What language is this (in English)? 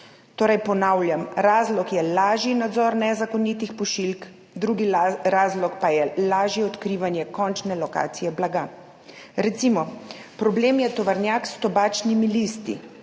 Slovenian